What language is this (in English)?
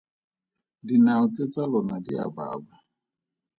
Tswana